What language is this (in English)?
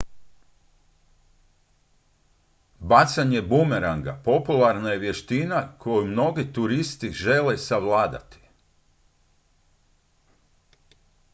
Croatian